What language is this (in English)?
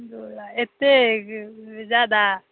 Maithili